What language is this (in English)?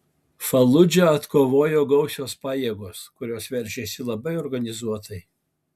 Lithuanian